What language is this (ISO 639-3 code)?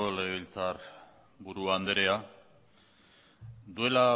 eus